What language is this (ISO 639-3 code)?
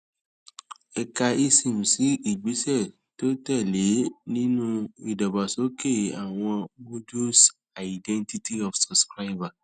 yor